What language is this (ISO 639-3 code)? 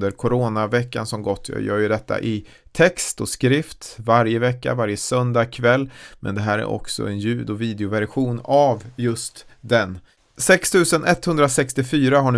swe